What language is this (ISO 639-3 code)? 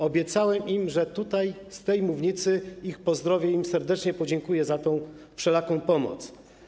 pol